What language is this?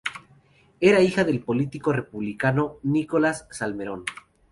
Spanish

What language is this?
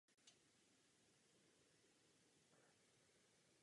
Czech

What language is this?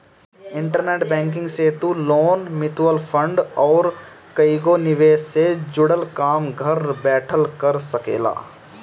Bhojpuri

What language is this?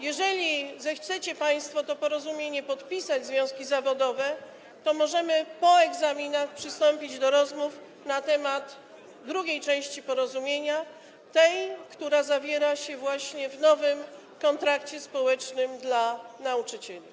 Polish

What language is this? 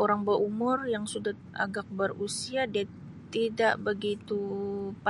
Sabah Malay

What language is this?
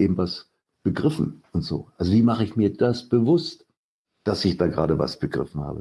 German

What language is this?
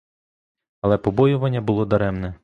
Ukrainian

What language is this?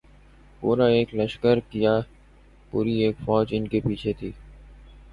Urdu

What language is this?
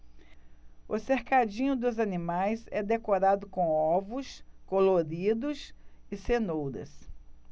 Portuguese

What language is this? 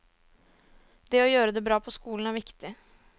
Norwegian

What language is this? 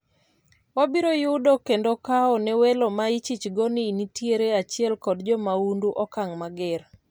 Luo (Kenya and Tanzania)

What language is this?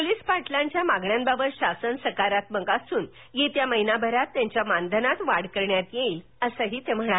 Marathi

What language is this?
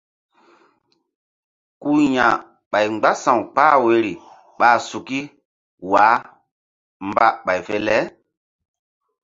Mbum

